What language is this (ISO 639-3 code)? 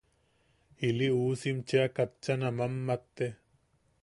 yaq